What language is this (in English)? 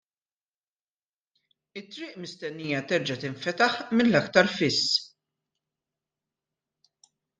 Maltese